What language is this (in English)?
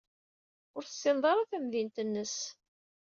Kabyle